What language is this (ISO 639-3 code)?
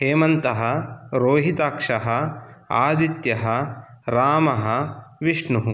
san